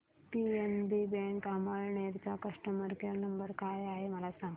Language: Marathi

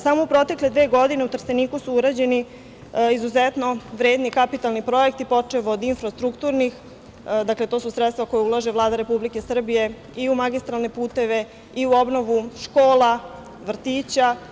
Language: Serbian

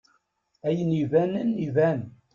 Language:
Kabyle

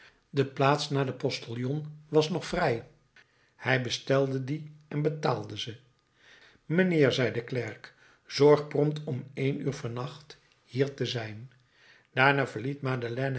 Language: Dutch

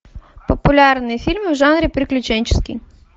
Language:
Russian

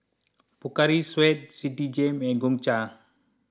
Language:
English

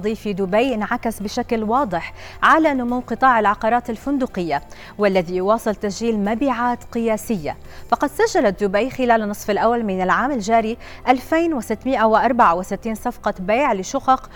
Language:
Arabic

